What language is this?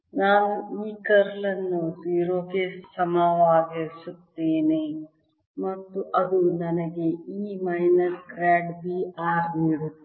Kannada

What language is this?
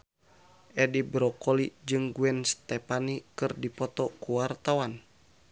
Sundanese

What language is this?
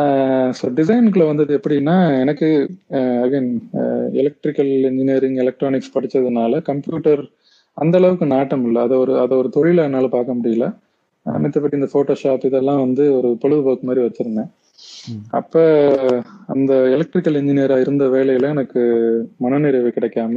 Tamil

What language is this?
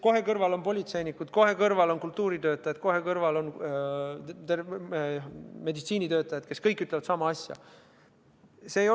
Estonian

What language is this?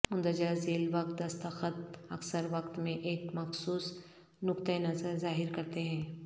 Urdu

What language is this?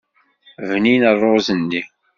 Kabyle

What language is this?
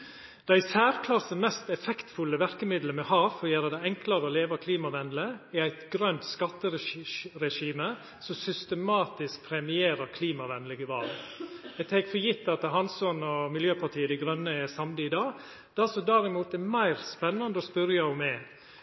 Norwegian Nynorsk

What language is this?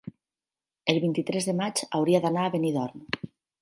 Catalan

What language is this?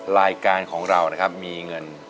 Thai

